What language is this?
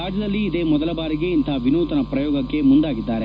Kannada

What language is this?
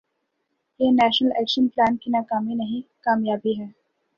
Urdu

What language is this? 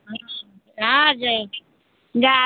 Maithili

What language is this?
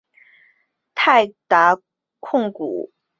Chinese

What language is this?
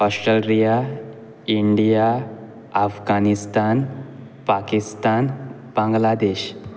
Konkani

